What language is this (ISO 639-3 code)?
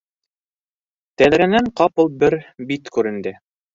bak